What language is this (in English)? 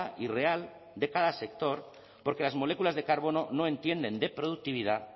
Spanish